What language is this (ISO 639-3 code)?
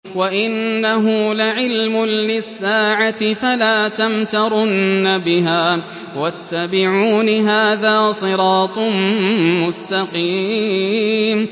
ara